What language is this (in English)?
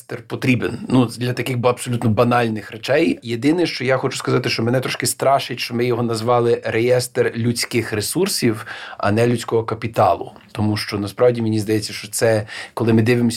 Ukrainian